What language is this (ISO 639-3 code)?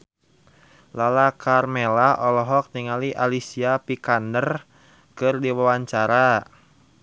sun